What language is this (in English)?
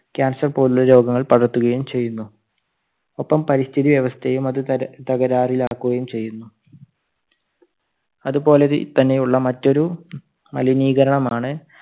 Malayalam